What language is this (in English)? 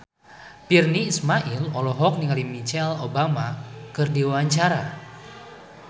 Sundanese